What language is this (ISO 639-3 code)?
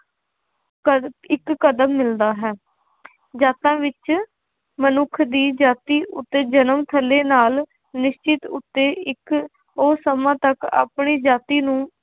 pan